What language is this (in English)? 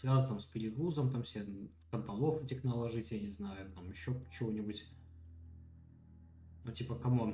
Russian